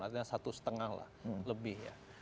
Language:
Indonesian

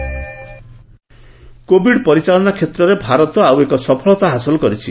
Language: Odia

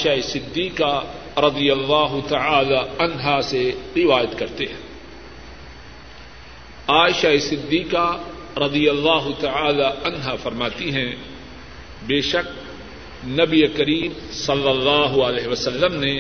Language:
Urdu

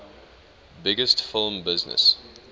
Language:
English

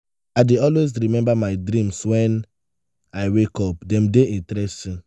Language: Nigerian Pidgin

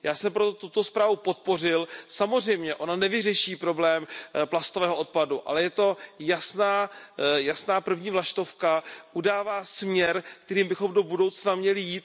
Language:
Czech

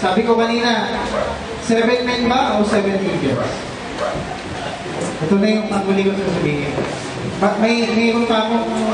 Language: Filipino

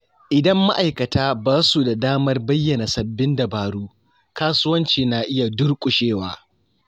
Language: Hausa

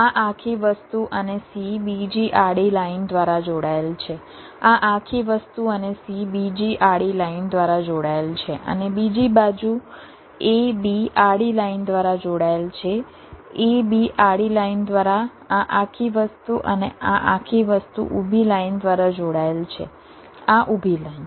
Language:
Gujarati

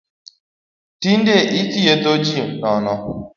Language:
Luo (Kenya and Tanzania)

